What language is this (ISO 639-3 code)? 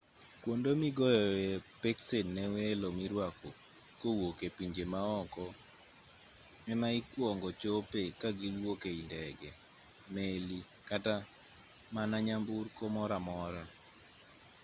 luo